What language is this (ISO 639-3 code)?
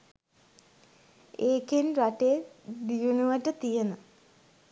sin